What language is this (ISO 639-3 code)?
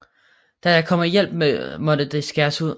dan